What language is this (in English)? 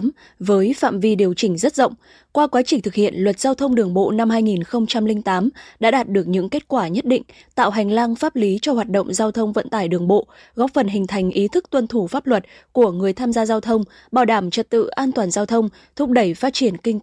Vietnamese